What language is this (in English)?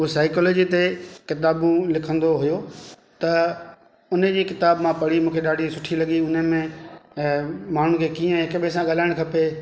Sindhi